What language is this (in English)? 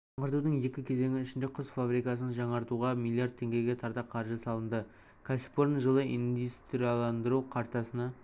Kazakh